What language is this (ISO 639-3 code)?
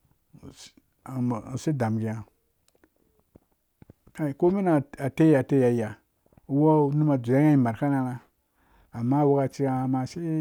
ldb